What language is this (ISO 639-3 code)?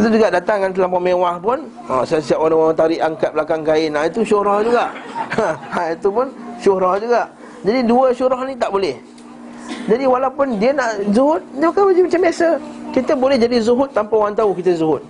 msa